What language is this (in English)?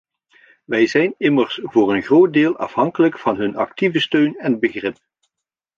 Dutch